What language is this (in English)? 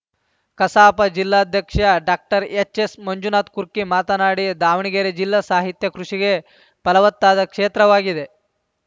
Kannada